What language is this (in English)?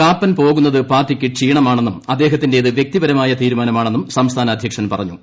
Malayalam